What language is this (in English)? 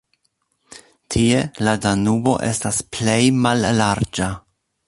Esperanto